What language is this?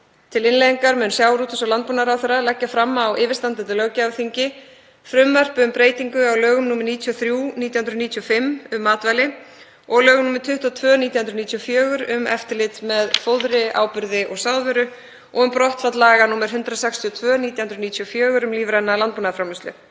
Icelandic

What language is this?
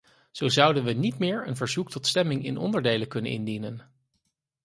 Dutch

